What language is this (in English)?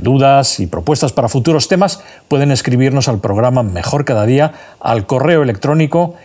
Spanish